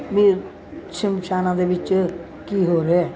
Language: Punjabi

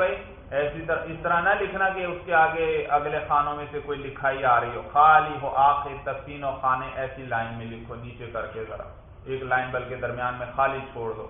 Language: Urdu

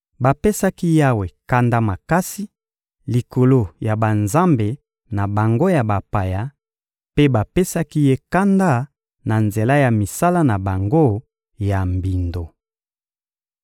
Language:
Lingala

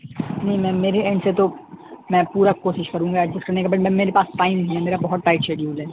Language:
Urdu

